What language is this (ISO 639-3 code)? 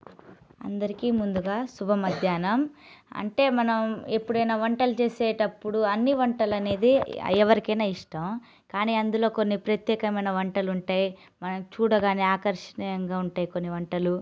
tel